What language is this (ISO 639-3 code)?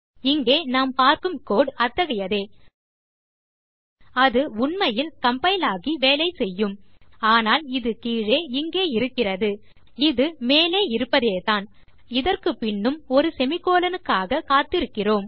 tam